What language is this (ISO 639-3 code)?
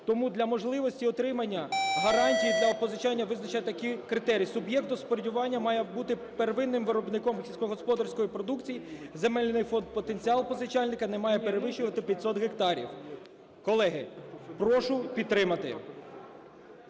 ukr